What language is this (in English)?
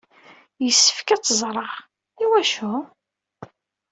Kabyle